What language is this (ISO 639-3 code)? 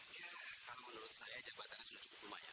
ind